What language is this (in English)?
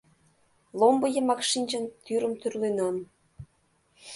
Mari